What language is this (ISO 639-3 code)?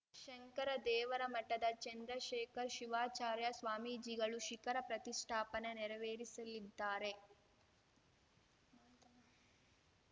kan